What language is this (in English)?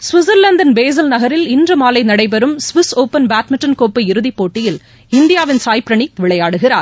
Tamil